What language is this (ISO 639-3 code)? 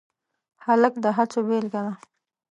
pus